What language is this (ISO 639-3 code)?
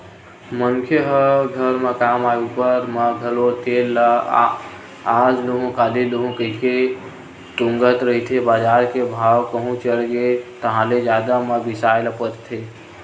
hne